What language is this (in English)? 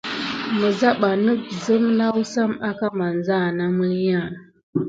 Gidar